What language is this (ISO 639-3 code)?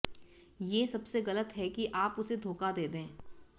hin